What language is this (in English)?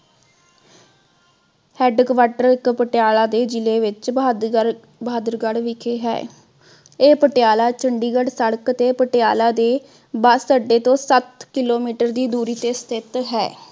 Punjabi